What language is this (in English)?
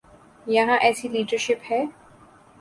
Urdu